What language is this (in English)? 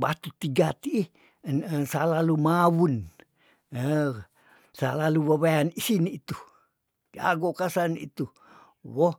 Tondano